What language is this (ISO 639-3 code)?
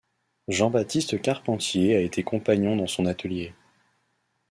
fra